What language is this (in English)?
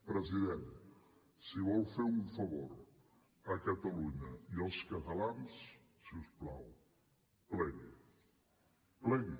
Catalan